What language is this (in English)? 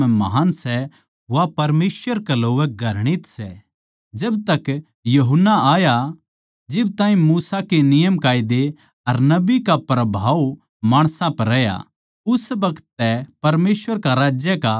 Haryanvi